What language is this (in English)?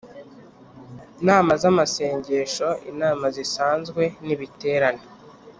Kinyarwanda